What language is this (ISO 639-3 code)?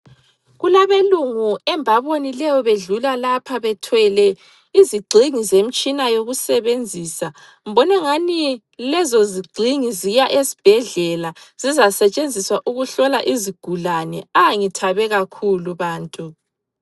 nde